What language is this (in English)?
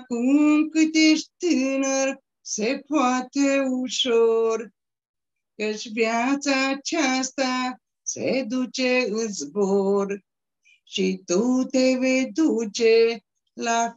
Romanian